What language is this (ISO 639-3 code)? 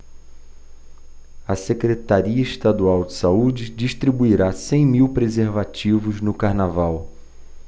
por